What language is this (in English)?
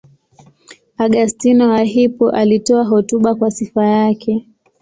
Swahili